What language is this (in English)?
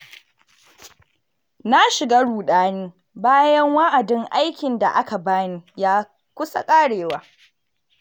Hausa